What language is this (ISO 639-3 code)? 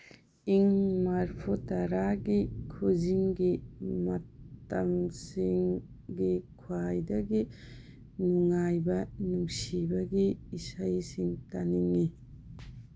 mni